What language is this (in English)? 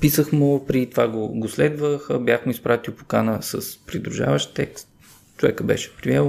Bulgarian